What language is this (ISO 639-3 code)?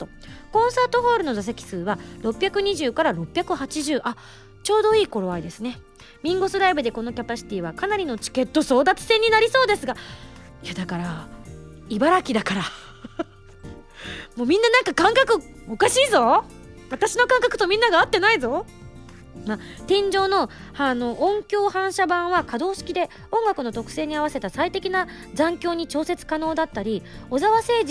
jpn